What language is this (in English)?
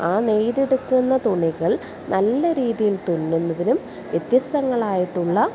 Malayalam